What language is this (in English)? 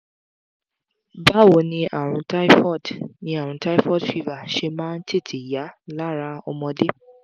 Yoruba